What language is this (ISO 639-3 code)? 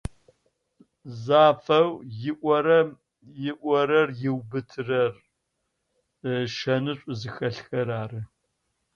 ady